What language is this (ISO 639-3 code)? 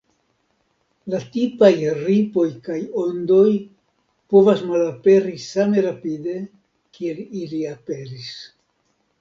epo